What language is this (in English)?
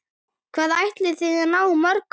Icelandic